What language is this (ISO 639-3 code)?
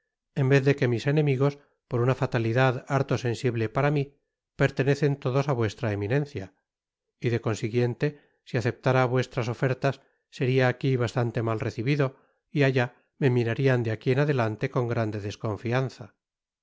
spa